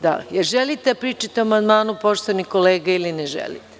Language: Serbian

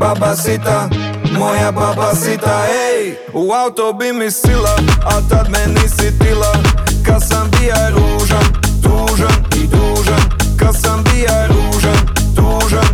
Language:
Croatian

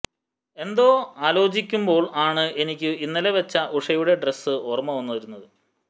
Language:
Malayalam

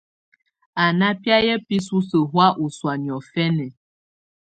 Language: Tunen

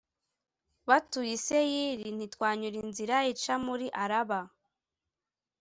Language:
Kinyarwanda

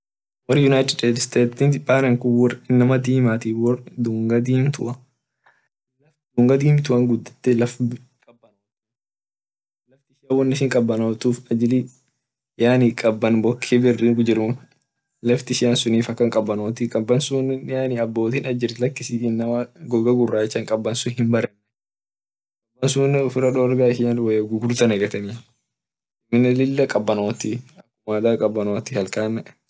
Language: Orma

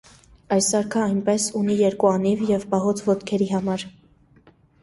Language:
Armenian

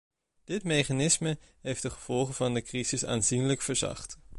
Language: Dutch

